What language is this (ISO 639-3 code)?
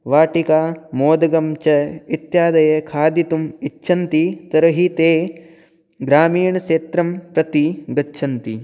san